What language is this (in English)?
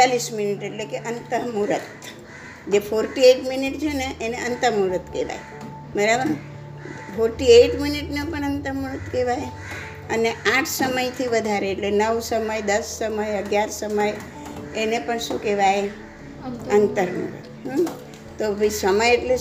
Gujarati